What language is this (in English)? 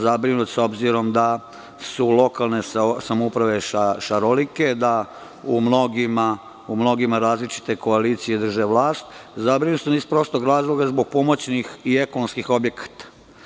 Serbian